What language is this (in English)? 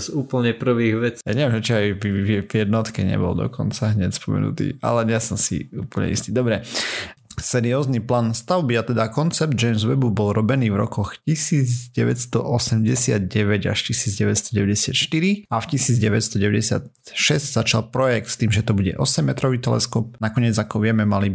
Slovak